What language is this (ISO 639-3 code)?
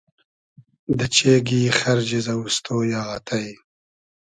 haz